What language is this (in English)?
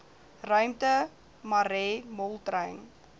Afrikaans